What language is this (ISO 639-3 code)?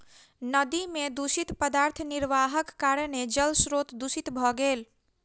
mai